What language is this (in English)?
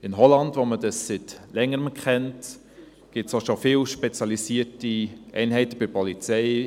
Swiss German